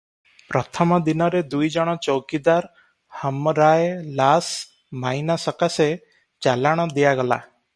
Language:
Odia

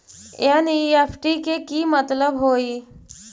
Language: Magahi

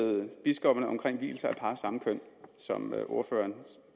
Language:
Danish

